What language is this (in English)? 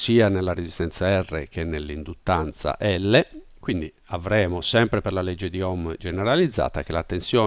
Italian